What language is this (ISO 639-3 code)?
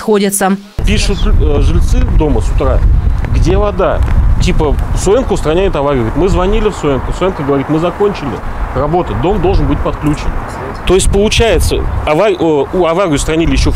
rus